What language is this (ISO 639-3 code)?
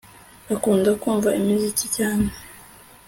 kin